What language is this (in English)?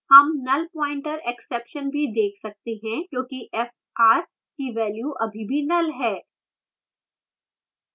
Hindi